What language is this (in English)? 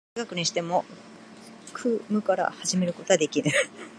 Japanese